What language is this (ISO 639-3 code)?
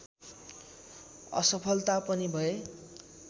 nep